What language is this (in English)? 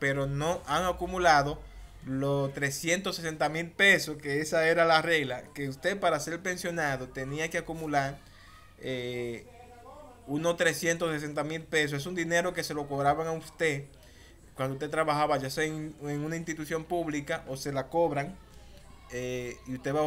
Spanish